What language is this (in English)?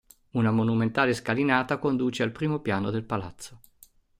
Italian